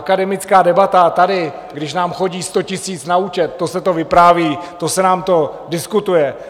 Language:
Czech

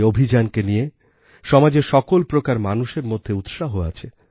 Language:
Bangla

